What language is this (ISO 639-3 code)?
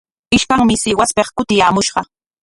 qwa